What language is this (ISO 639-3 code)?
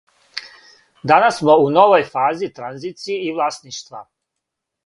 srp